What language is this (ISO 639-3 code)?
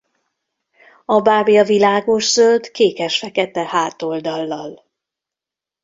hun